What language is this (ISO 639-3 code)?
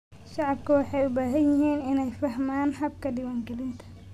som